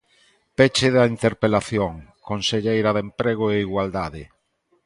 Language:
Galician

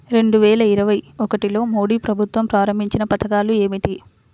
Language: Telugu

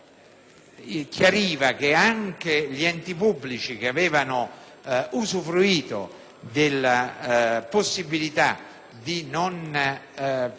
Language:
Italian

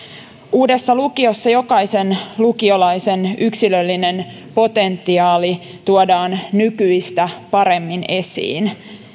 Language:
Finnish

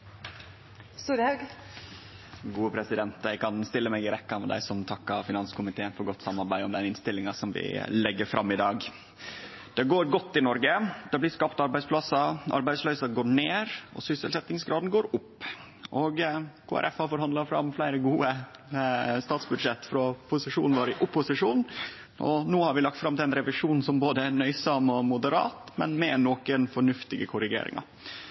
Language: Norwegian Nynorsk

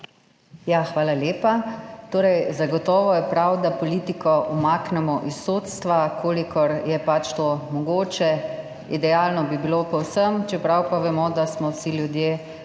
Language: Slovenian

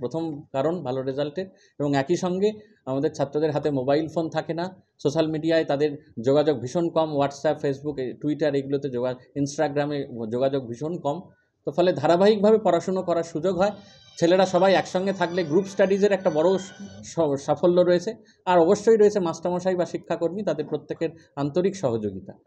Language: Hindi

